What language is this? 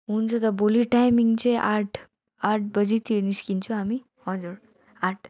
Nepali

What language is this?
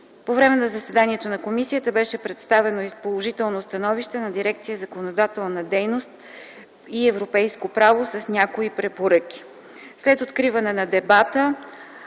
Bulgarian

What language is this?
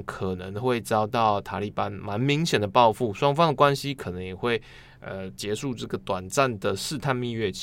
Chinese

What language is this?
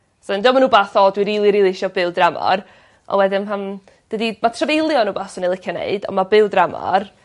Welsh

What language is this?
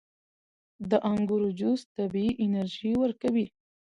Pashto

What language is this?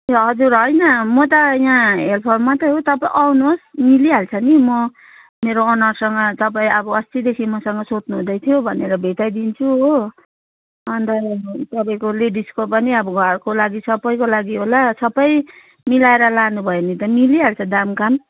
Nepali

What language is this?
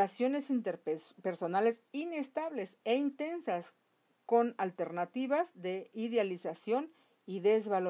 Spanish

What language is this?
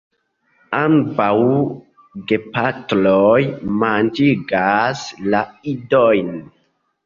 Esperanto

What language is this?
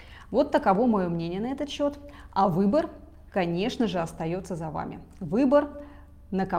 Russian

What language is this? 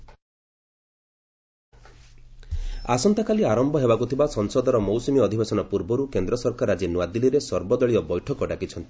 Odia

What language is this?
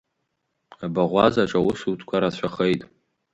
Abkhazian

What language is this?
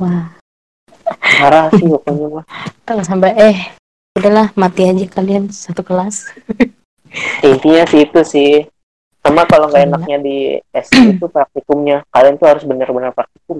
Indonesian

